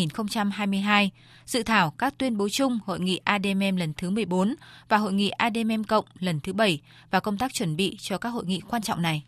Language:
Vietnamese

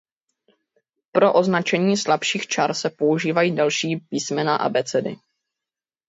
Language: Czech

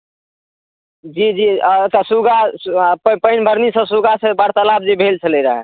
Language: Maithili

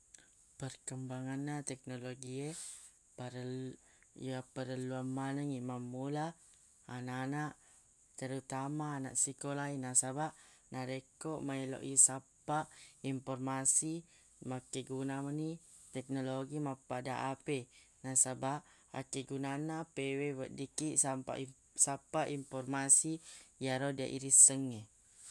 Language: Buginese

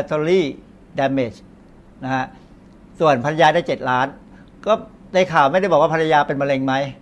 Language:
Thai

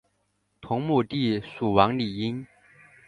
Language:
Chinese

